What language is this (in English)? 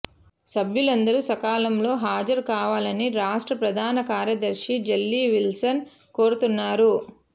Telugu